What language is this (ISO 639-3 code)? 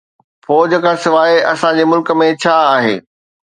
snd